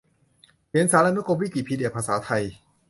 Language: Thai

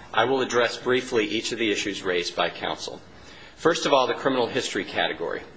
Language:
English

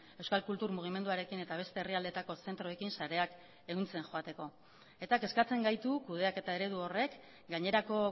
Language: Basque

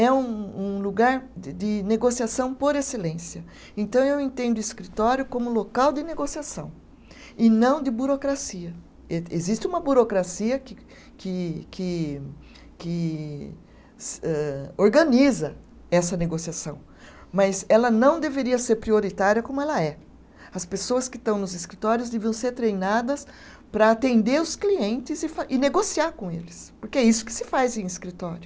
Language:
Portuguese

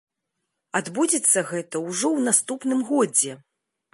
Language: Belarusian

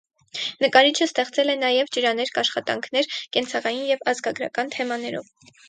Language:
Armenian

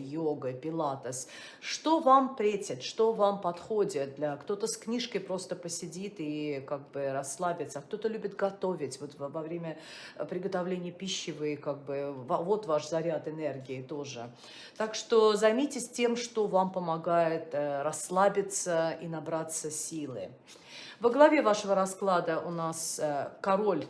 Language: Russian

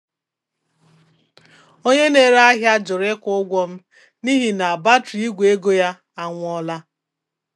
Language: Igbo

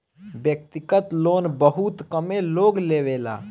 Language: Bhojpuri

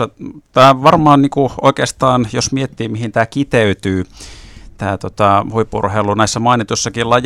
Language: Finnish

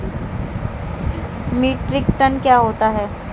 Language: Hindi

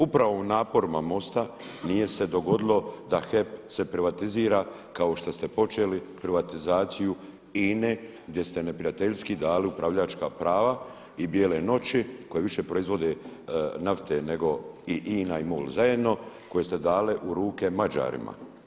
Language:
Croatian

